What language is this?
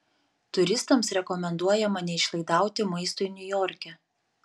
Lithuanian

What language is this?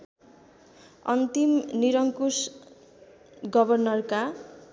Nepali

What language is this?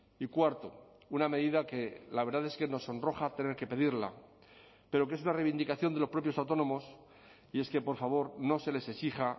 Spanish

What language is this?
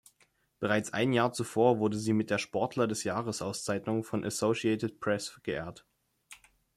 German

